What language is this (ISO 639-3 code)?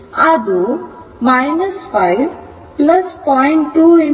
kan